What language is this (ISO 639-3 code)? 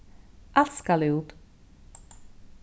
fao